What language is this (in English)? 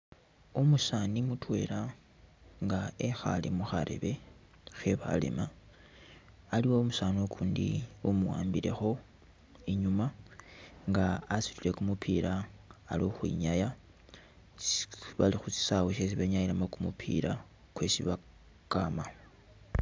Masaaba